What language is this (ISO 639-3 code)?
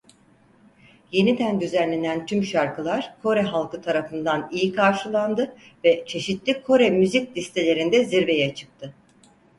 tur